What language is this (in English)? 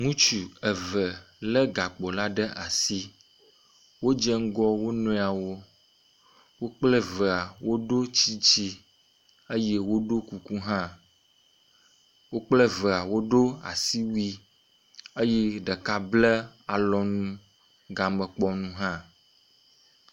Ewe